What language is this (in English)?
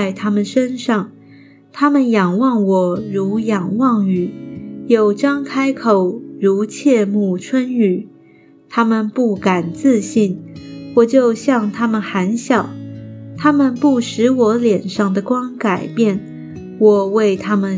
Chinese